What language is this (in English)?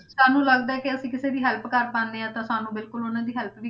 Punjabi